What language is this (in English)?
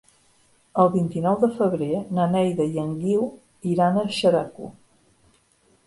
Catalan